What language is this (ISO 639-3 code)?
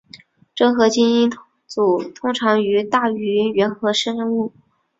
zho